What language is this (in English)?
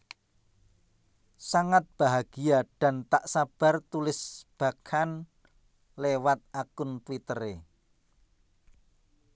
Javanese